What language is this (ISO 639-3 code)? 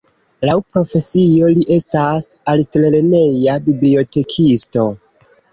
epo